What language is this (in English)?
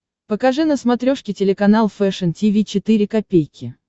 Russian